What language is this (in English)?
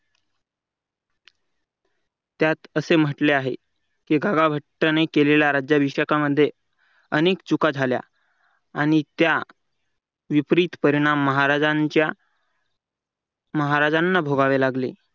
Marathi